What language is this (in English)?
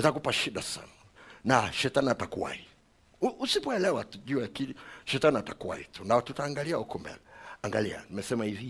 Swahili